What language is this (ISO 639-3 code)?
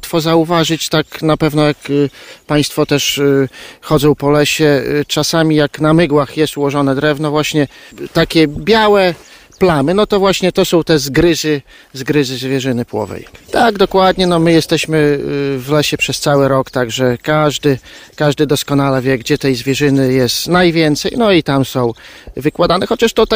pol